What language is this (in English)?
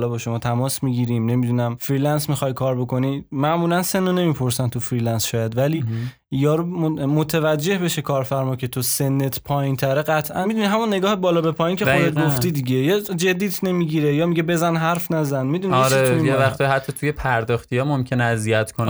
Persian